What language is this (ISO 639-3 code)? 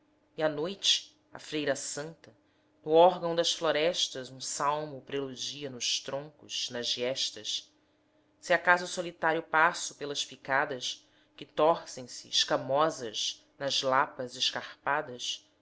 por